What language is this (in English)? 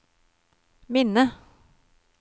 Norwegian